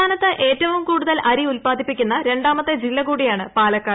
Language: Malayalam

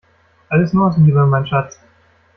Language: German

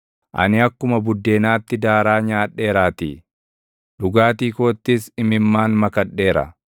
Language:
Oromo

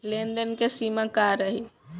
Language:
Bhojpuri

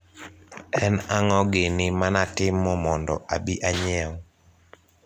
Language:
Luo (Kenya and Tanzania)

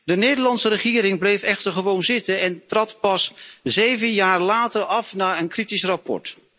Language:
Dutch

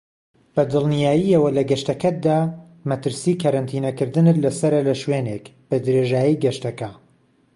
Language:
Central Kurdish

